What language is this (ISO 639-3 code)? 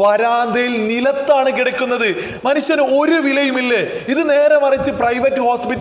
ara